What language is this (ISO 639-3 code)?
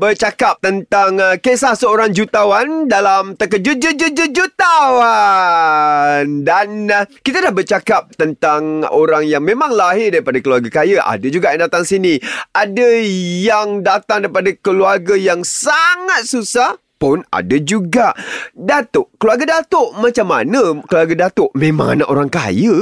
msa